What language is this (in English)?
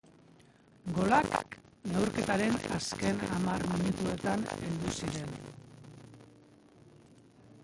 Basque